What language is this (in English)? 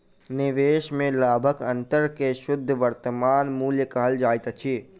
Maithili